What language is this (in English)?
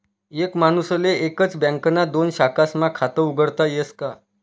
Marathi